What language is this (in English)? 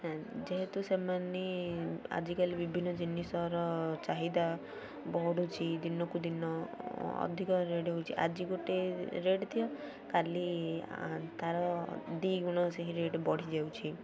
Odia